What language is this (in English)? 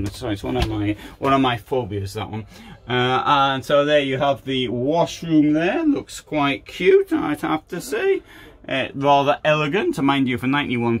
English